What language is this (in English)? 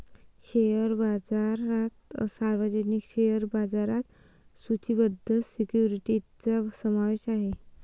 Marathi